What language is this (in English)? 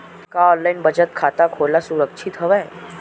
Chhattisgarhi